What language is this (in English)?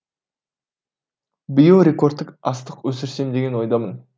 Kazakh